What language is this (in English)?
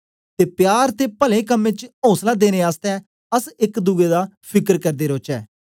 Dogri